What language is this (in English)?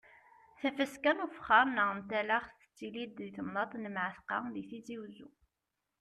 Kabyle